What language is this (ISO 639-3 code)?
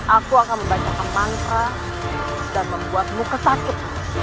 ind